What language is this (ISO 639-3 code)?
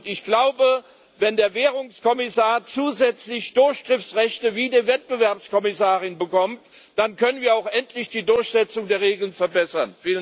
deu